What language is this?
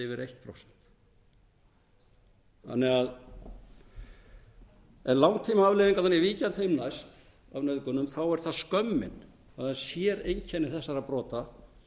Icelandic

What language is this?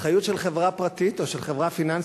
Hebrew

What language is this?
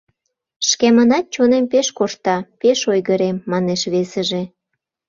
Mari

